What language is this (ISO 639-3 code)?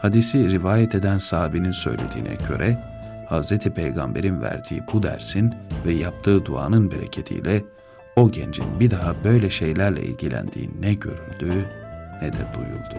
tur